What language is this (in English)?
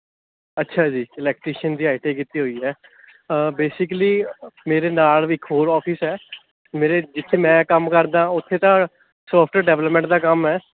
Punjabi